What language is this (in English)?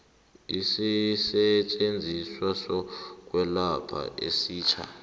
South Ndebele